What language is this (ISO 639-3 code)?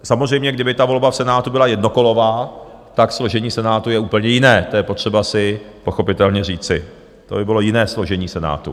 ces